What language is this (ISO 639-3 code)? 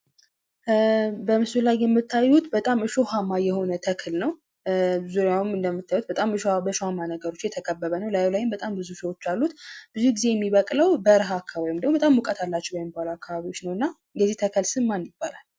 amh